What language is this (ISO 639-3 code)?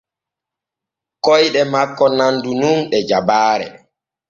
fue